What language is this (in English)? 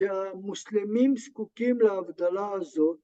Hebrew